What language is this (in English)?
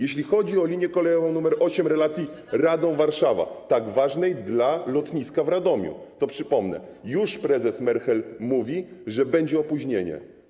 Polish